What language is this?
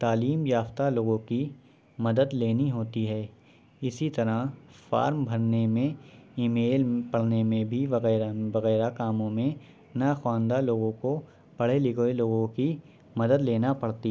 Urdu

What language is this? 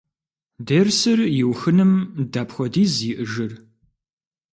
Kabardian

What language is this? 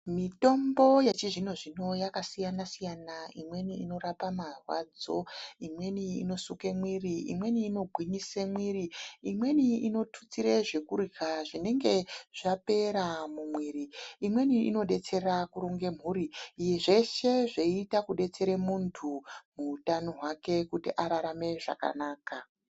Ndau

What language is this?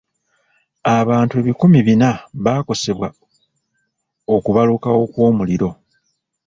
Ganda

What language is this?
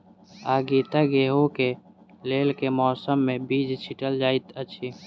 Maithili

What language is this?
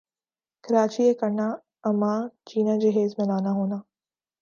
Urdu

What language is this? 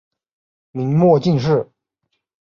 Chinese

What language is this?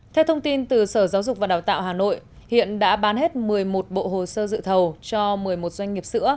Vietnamese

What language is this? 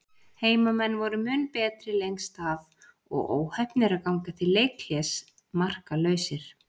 Icelandic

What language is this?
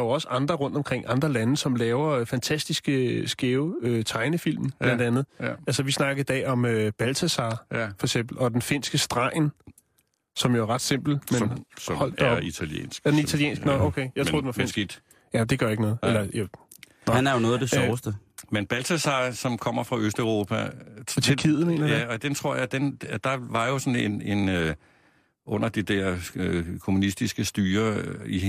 Danish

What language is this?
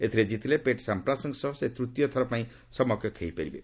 Odia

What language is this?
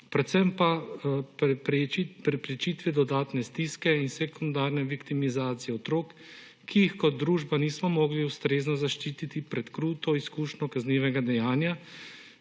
Slovenian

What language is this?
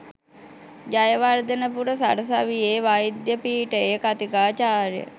Sinhala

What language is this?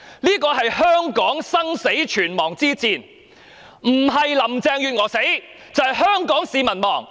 Cantonese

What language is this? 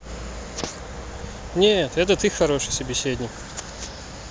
Russian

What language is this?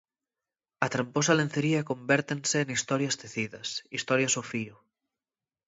Galician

